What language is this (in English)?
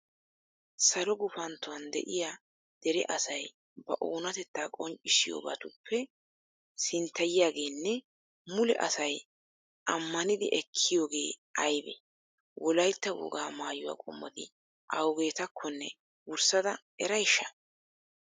Wolaytta